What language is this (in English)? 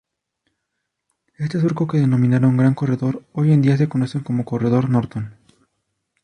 Spanish